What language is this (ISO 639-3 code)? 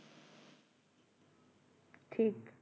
ben